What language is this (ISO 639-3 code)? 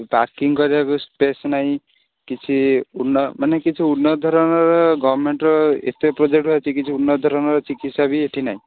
ori